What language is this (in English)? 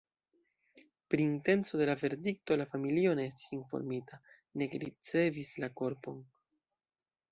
Esperanto